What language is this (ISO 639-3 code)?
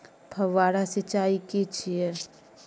mai